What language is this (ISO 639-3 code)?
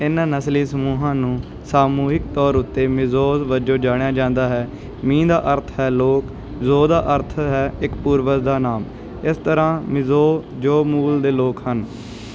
pan